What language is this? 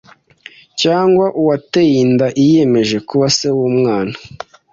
Kinyarwanda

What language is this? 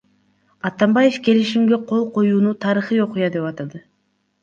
Kyrgyz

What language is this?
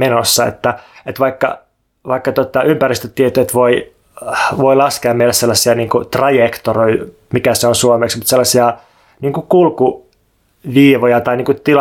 Finnish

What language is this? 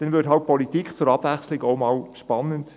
Swiss German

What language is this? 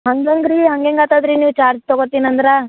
Kannada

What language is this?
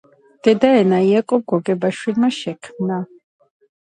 Georgian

